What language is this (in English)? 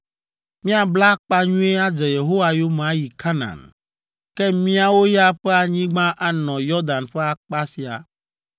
Ewe